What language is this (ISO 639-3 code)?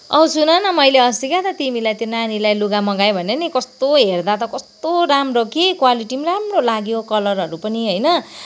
nep